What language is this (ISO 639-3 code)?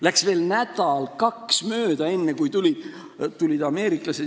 est